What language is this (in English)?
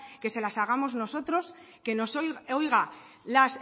Spanish